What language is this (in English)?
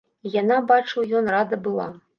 Belarusian